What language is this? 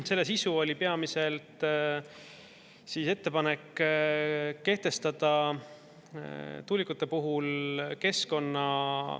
Estonian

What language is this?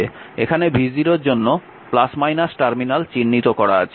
Bangla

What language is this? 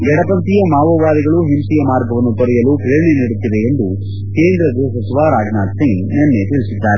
Kannada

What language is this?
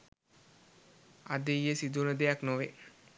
Sinhala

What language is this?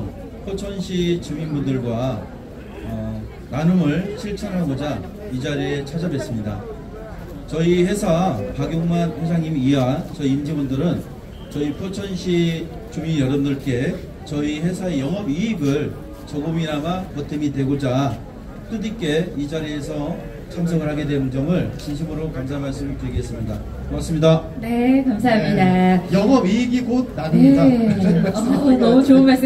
Korean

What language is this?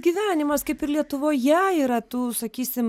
Lithuanian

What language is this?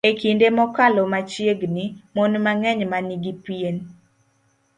Luo (Kenya and Tanzania)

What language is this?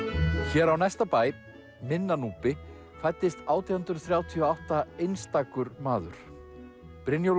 Icelandic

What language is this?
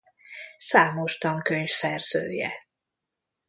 Hungarian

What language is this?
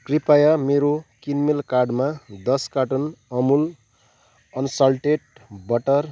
Nepali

